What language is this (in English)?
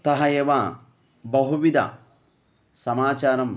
Sanskrit